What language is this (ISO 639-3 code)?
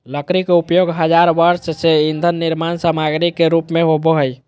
mag